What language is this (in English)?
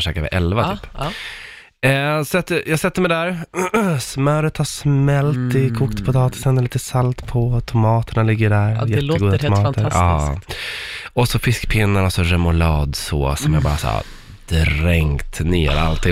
Swedish